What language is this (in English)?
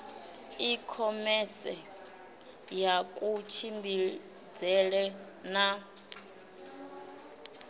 Venda